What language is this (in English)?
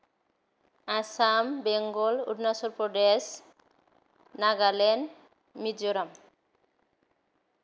Bodo